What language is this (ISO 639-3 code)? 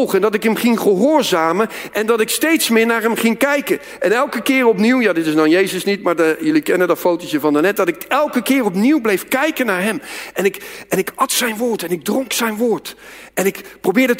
nld